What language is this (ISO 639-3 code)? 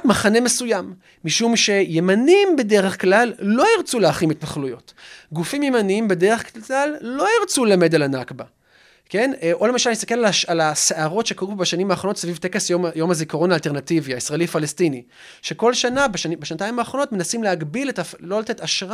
heb